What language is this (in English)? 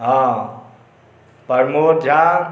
Maithili